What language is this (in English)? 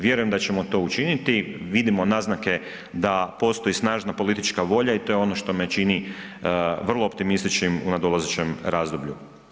Croatian